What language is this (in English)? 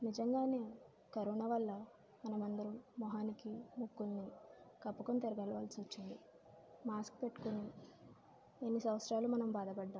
Telugu